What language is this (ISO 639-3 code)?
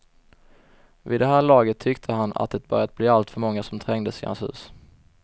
swe